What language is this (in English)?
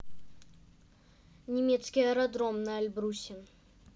Russian